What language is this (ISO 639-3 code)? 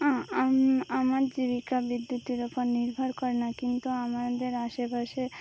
ben